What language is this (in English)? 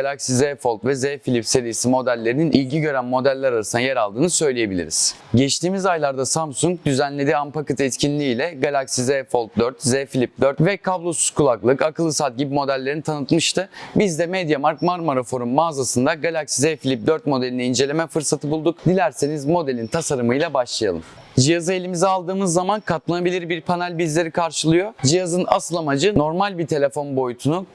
Turkish